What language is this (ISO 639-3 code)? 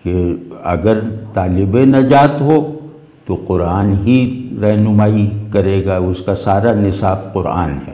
hin